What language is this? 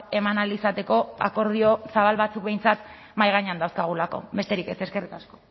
Basque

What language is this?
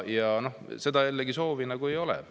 Estonian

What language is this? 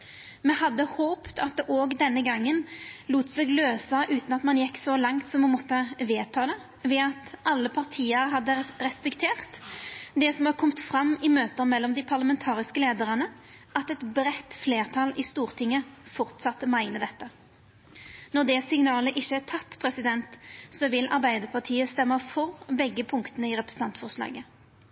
Norwegian Nynorsk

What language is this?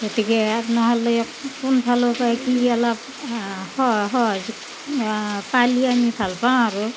Assamese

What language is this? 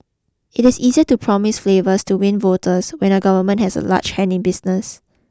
English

